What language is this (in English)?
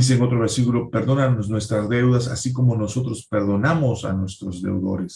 Spanish